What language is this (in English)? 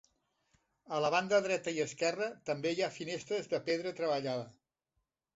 Catalan